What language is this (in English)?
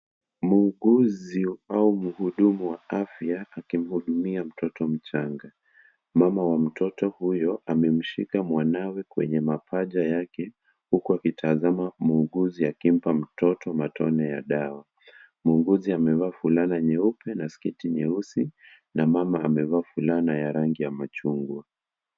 Swahili